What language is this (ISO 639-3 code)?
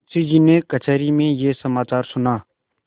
hin